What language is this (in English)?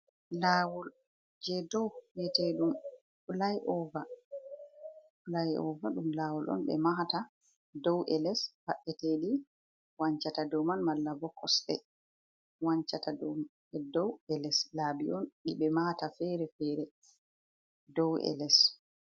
Fula